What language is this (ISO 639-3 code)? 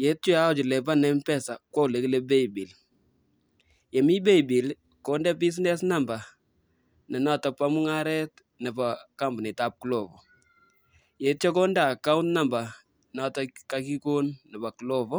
kln